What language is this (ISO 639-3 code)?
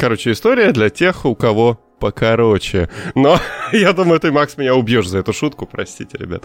rus